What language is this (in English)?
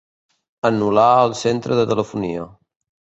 Catalan